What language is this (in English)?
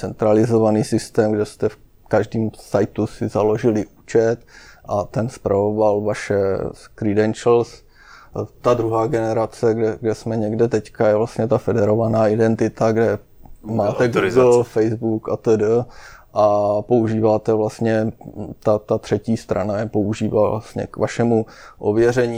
Czech